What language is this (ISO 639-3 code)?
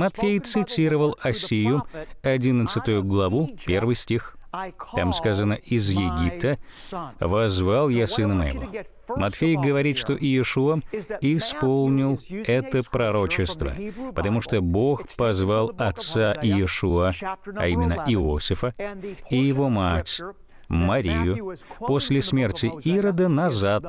rus